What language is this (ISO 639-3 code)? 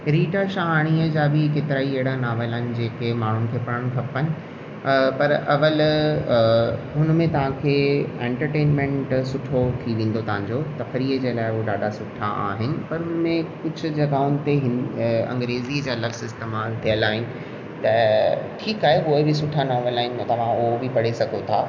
snd